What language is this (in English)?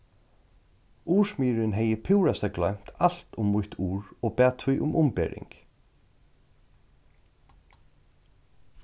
Faroese